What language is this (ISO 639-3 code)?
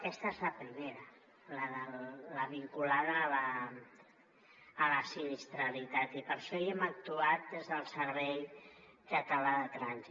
cat